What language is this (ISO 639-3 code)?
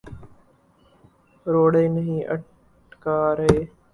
urd